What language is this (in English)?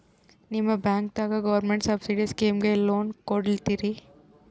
Kannada